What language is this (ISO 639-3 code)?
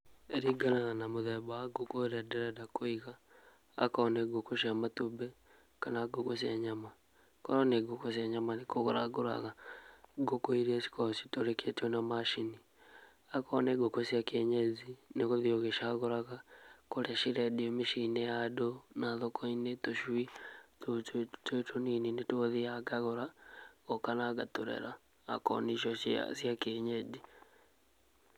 kik